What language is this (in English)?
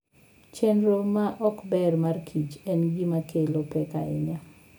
Luo (Kenya and Tanzania)